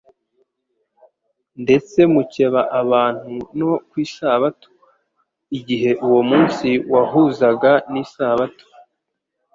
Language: Kinyarwanda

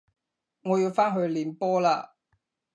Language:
Cantonese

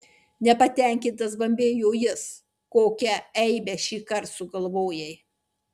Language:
Lithuanian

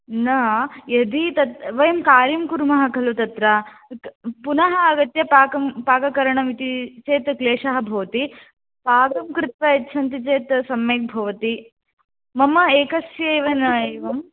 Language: Sanskrit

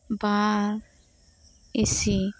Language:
Santali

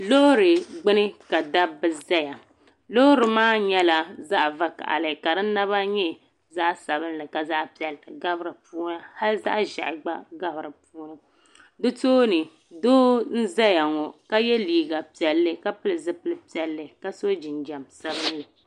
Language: Dagbani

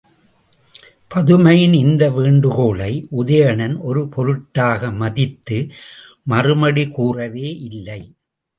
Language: Tamil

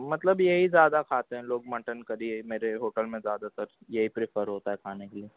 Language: Urdu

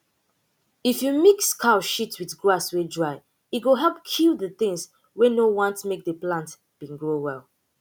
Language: Nigerian Pidgin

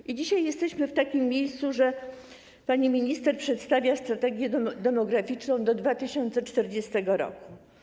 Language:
Polish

